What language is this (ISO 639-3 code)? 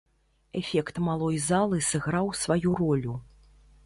bel